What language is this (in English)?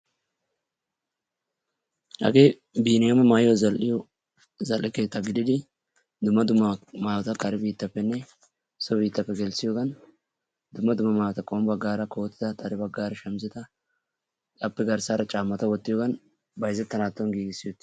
Wolaytta